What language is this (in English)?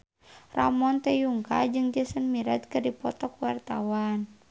Sundanese